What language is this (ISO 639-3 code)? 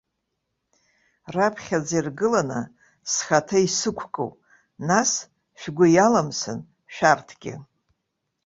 abk